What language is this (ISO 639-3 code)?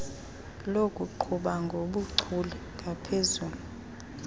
xho